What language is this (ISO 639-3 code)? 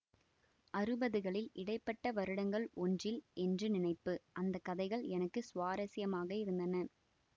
tam